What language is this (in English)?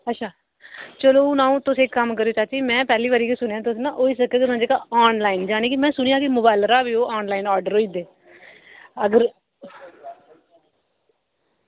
Dogri